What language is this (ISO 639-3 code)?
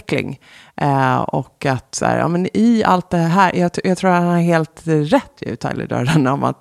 swe